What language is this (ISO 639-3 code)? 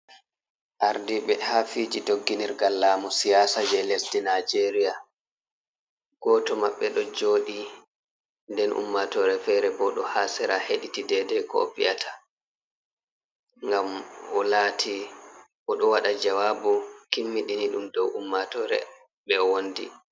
ful